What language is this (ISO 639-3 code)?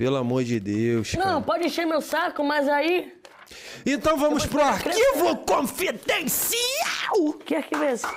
por